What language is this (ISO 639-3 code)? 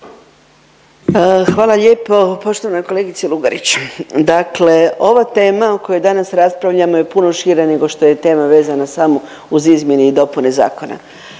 hrv